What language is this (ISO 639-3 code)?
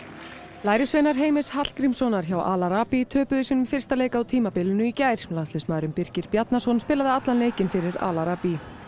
isl